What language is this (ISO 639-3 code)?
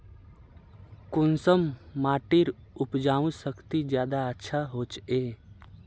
mag